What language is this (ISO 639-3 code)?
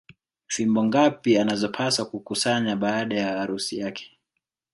swa